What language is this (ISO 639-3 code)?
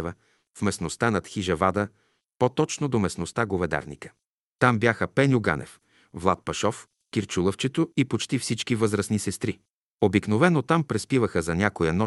bul